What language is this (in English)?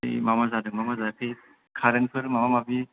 Bodo